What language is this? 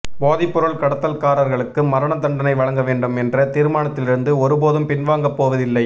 Tamil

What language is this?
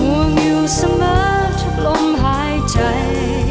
Thai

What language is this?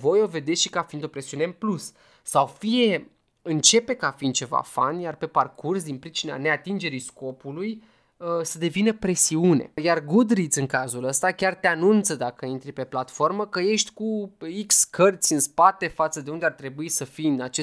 Romanian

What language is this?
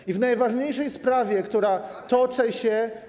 Polish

